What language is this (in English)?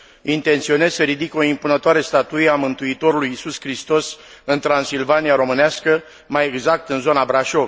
Romanian